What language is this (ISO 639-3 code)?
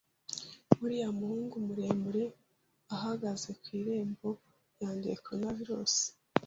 kin